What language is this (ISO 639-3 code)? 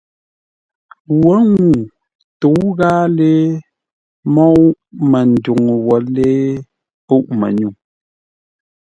nla